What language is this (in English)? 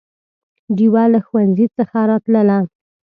Pashto